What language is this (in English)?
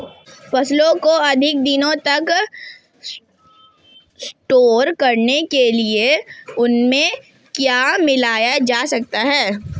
Hindi